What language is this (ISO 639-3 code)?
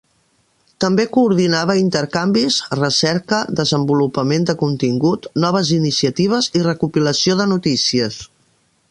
cat